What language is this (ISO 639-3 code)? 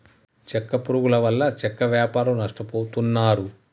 tel